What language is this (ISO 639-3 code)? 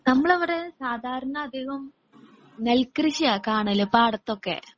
mal